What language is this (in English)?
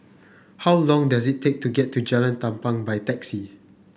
English